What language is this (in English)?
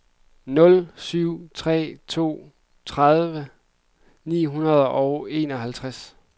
Danish